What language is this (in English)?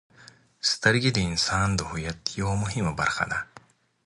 Pashto